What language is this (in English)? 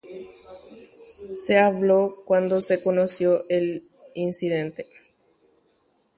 Guarani